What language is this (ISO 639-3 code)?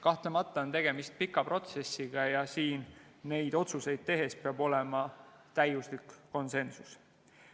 est